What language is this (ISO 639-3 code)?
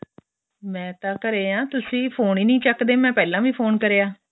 pan